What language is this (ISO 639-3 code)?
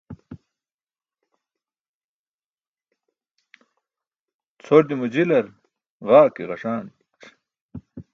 bsk